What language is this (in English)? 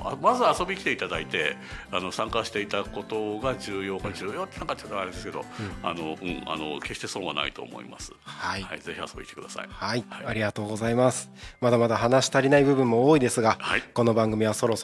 Japanese